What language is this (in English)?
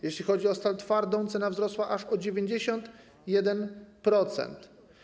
Polish